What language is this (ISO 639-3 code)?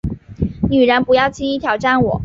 zho